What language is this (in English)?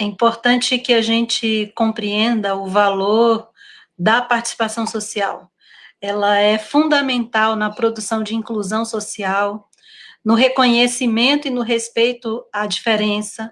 Portuguese